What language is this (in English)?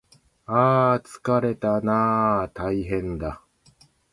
Japanese